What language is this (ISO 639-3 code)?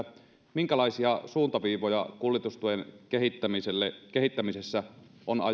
fin